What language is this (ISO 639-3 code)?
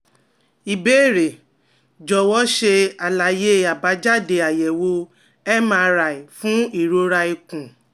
yor